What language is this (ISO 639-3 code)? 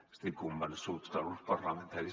cat